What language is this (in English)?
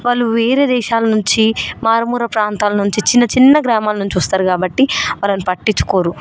Telugu